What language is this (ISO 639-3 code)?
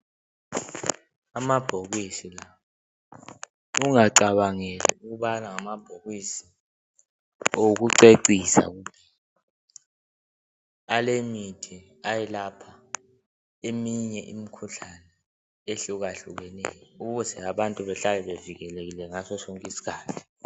nde